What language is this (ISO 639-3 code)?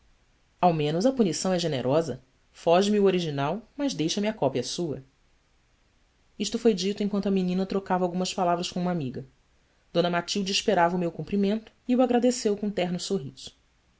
por